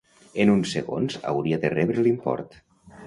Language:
Catalan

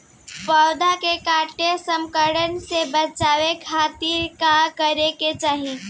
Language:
Bhojpuri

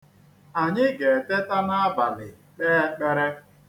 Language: Igbo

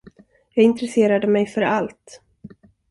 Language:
Swedish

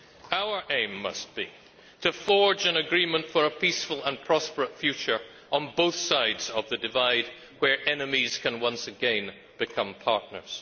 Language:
English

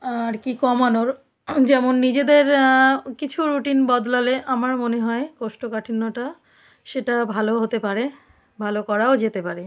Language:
Bangla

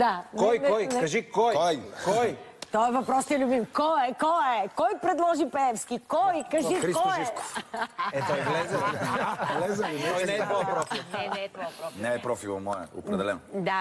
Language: Bulgarian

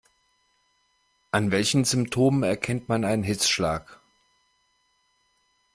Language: German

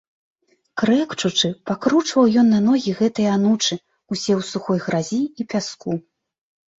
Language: Belarusian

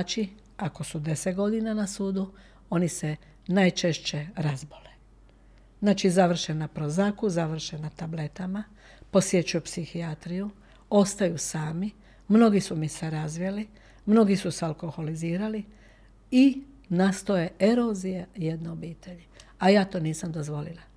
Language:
Croatian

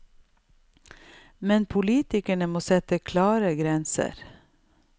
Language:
Norwegian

